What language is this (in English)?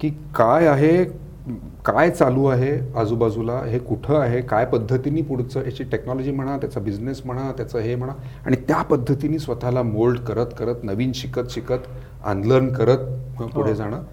Marathi